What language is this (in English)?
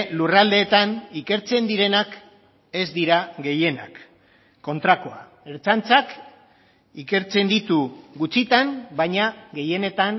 Basque